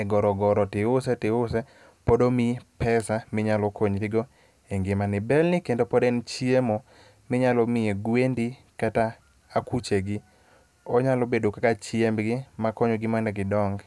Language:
Luo (Kenya and Tanzania)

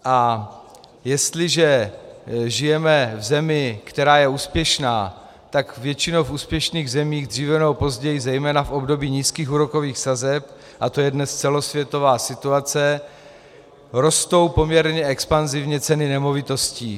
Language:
Czech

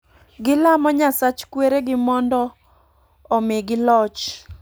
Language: Luo (Kenya and Tanzania)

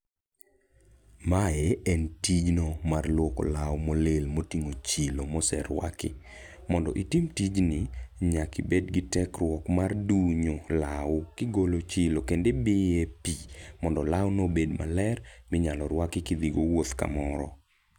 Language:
Luo (Kenya and Tanzania)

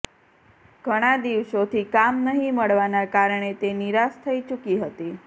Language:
Gujarati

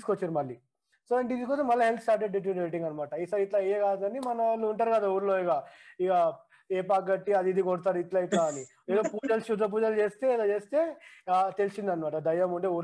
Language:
Telugu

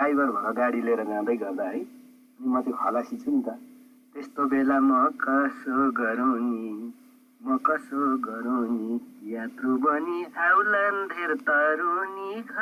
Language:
Thai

